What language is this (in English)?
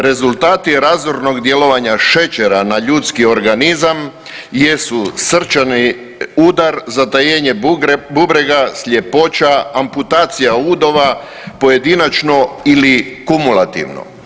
Croatian